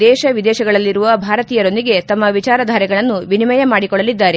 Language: Kannada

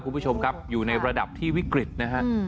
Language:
Thai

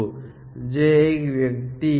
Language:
Gujarati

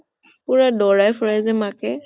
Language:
Assamese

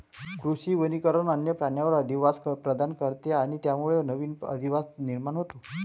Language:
Marathi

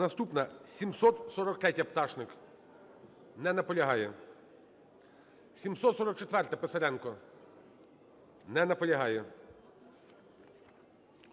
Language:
Ukrainian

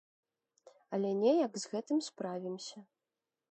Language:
Belarusian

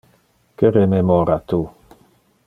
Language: Interlingua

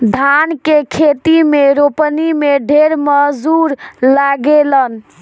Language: Bhojpuri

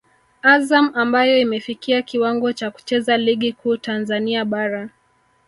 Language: Swahili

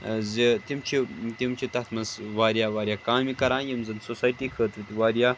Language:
Kashmiri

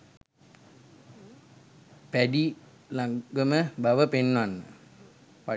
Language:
Sinhala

